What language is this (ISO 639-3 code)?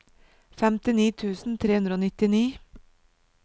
nor